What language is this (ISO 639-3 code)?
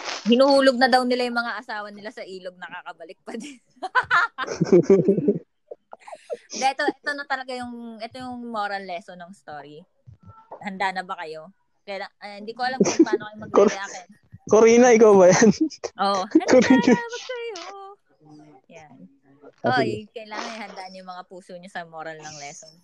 fil